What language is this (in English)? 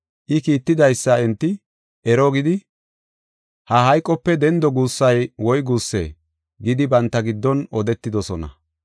Gofa